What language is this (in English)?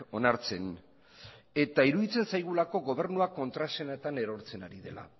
Basque